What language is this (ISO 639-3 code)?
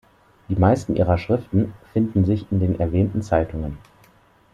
deu